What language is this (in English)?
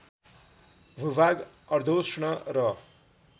Nepali